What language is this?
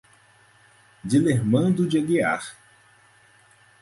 Portuguese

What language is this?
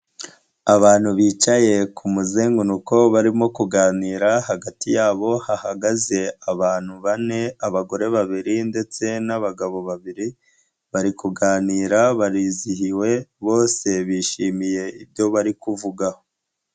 Kinyarwanda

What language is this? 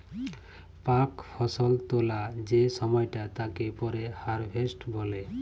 Bangla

